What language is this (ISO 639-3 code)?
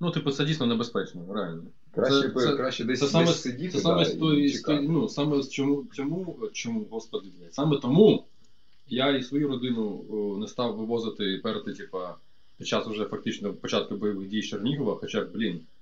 ukr